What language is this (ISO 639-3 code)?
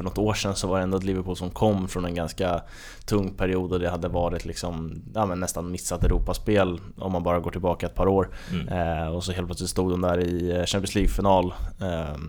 swe